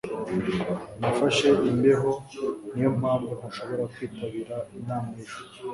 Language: Kinyarwanda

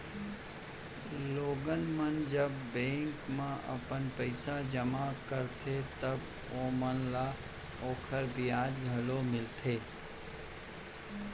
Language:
Chhattisgarhi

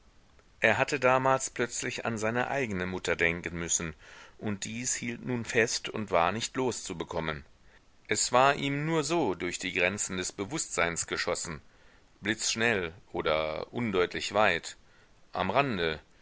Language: German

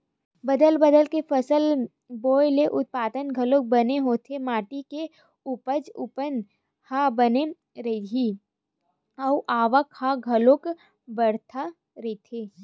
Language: Chhattisgarhi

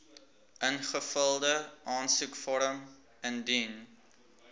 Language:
Afrikaans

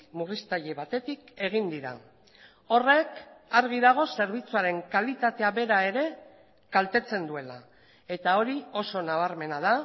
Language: Basque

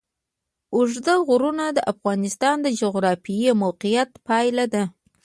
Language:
Pashto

